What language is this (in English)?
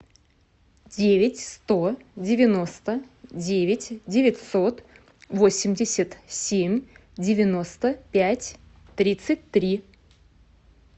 Russian